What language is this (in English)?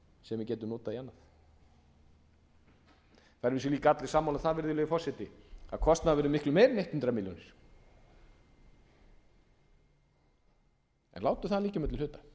Icelandic